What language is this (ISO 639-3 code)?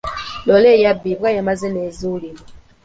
lug